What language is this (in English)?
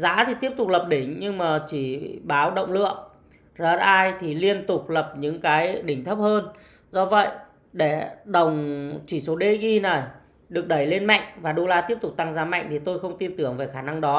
Vietnamese